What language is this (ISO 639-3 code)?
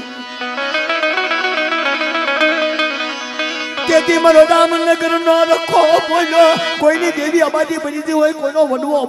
guj